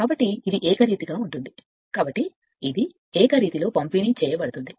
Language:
Telugu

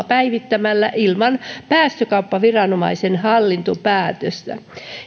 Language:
Finnish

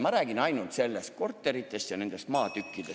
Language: Estonian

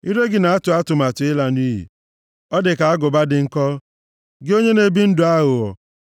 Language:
Igbo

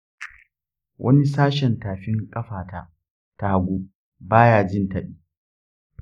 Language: Hausa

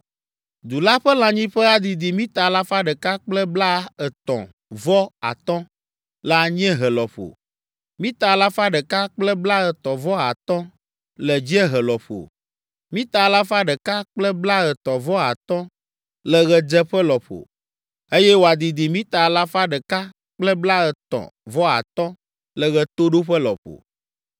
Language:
Ewe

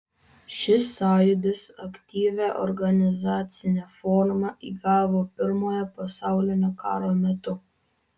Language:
Lithuanian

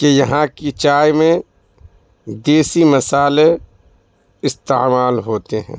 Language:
Urdu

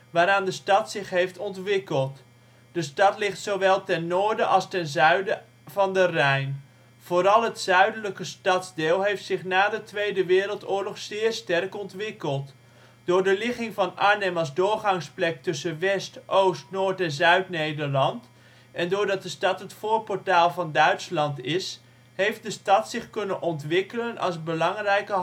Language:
Dutch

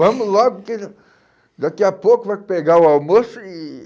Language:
Portuguese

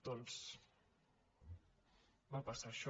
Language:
Catalan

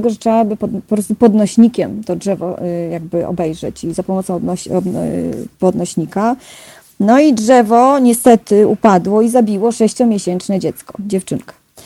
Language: Polish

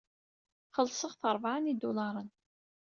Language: Kabyle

